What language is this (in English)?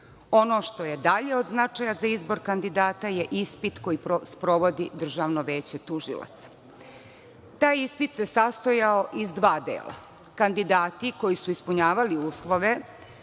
Serbian